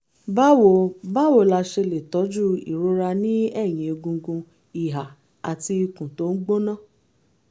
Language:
Yoruba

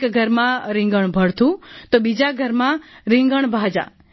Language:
Gujarati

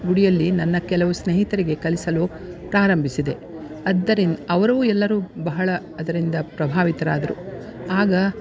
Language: Kannada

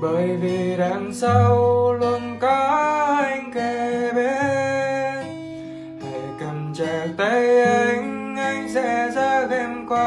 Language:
Vietnamese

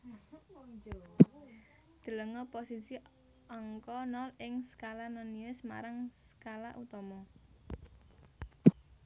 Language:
Javanese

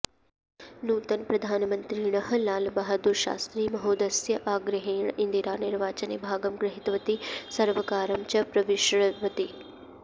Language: Sanskrit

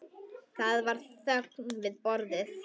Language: Icelandic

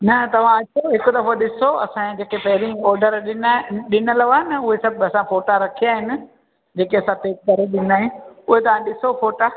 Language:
Sindhi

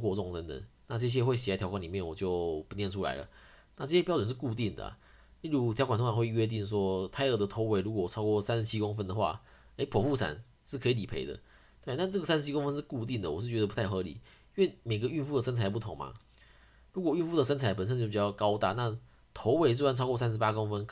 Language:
Chinese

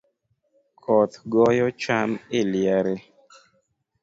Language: Luo (Kenya and Tanzania)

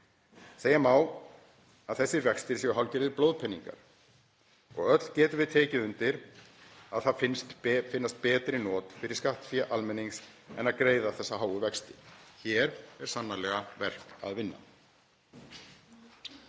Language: Icelandic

